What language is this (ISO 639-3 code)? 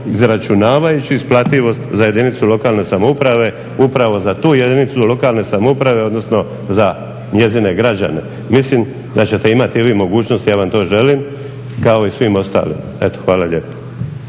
hrv